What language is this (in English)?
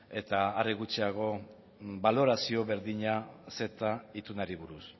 Basque